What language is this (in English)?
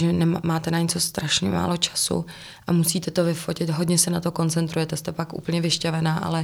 Czech